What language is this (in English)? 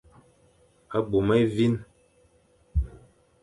Fang